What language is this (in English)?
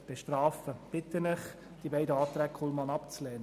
Swiss German